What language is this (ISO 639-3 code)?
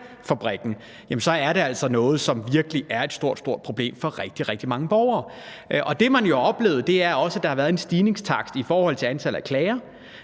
dan